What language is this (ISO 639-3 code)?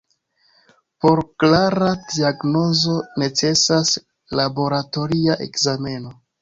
epo